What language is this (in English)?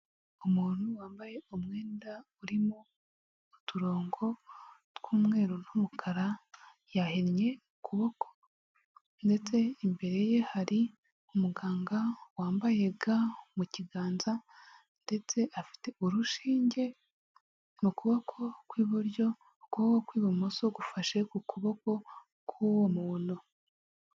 Kinyarwanda